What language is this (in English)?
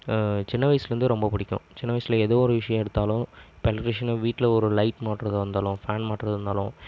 Tamil